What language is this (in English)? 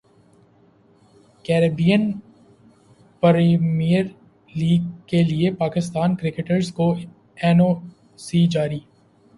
Urdu